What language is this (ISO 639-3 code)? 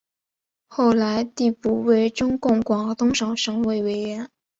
zho